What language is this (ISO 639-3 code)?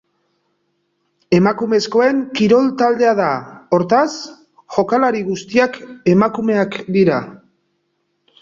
eus